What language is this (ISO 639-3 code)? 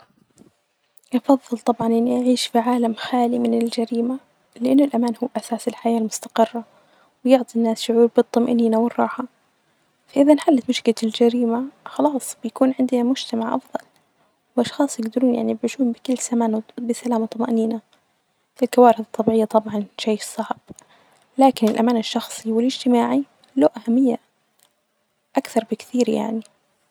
ars